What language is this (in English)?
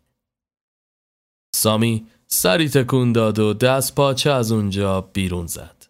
Persian